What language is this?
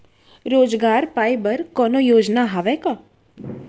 Chhattisgarhi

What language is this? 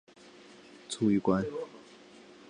Chinese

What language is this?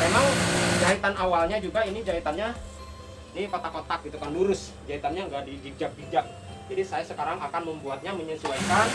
Indonesian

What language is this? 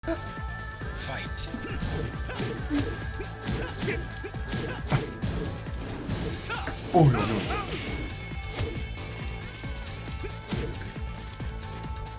Japanese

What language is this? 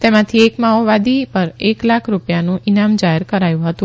Gujarati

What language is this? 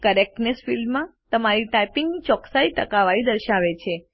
Gujarati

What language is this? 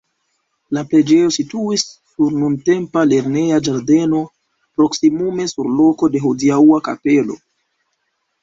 Esperanto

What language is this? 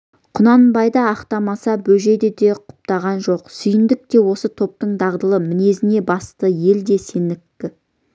Kazakh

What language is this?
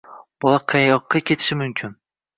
Uzbek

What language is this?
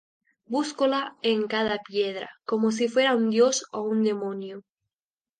Asturian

